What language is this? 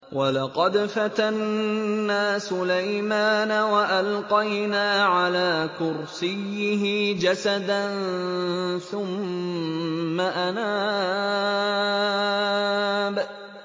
Arabic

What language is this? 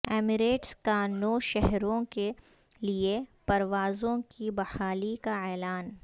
Urdu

